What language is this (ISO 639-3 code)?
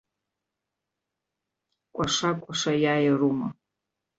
abk